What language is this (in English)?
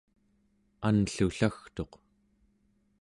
Central Yupik